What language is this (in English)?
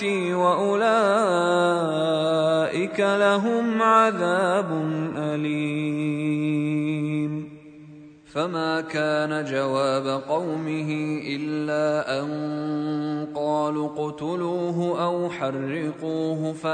Arabic